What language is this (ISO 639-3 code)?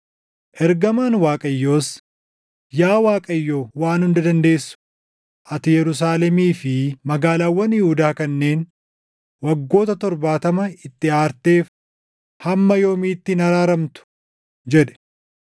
orm